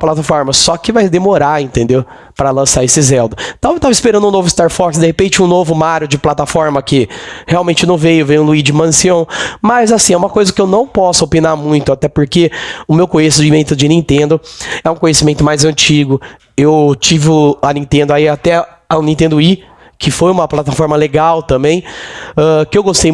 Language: Portuguese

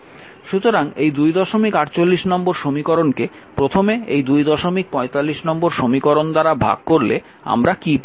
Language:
Bangla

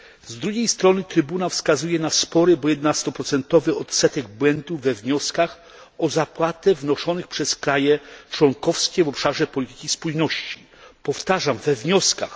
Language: Polish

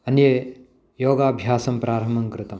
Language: Sanskrit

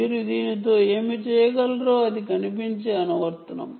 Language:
Telugu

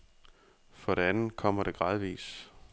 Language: Danish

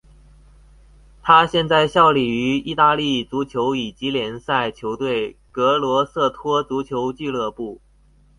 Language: Chinese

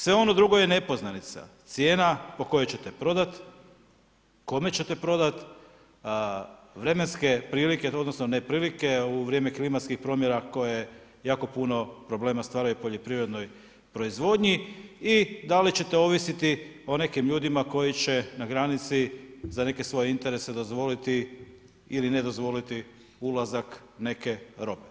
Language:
Croatian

